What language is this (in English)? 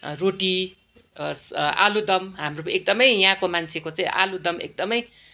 Nepali